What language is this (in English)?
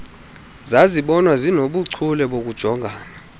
Xhosa